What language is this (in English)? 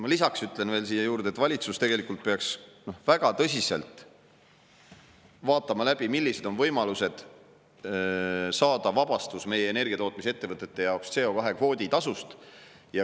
Estonian